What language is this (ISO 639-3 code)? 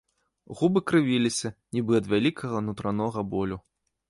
bel